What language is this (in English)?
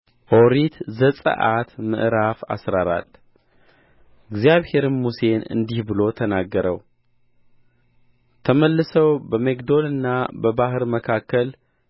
Amharic